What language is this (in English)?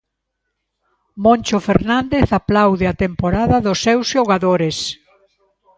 Galician